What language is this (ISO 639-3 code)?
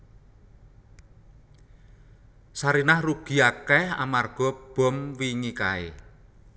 jav